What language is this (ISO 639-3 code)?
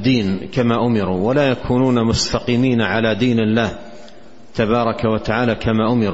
ara